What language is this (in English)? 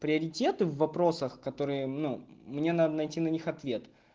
Russian